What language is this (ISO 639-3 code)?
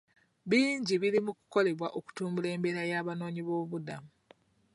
lug